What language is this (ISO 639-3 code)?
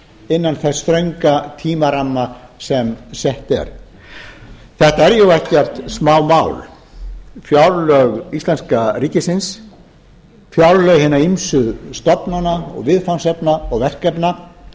isl